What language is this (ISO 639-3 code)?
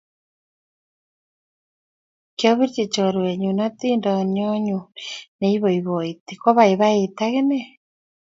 kln